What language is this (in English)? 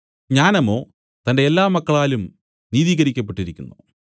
Malayalam